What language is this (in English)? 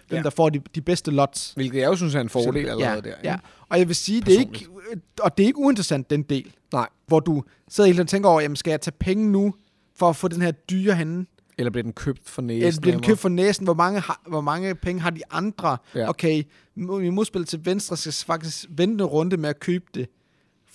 Danish